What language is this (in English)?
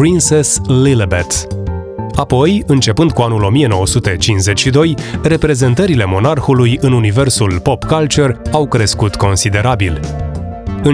Romanian